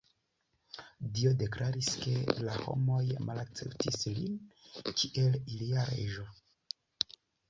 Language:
Esperanto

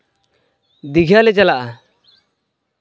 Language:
Santali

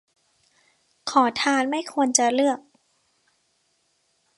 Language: Thai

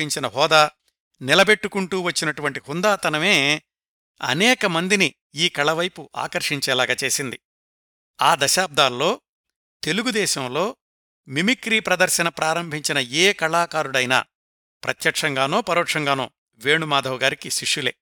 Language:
Telugu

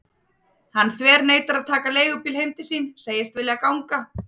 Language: Icelandic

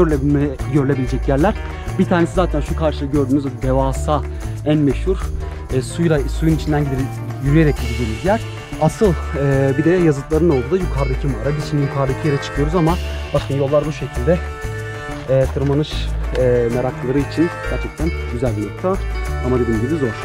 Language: Turkish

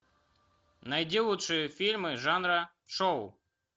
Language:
Russian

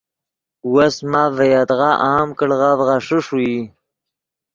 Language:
Yidgha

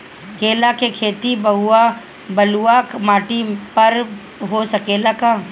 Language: Bhojpuri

